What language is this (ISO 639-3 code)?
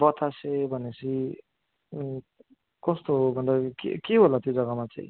nep